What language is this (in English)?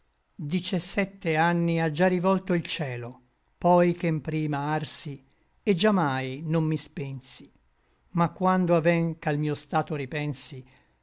Italian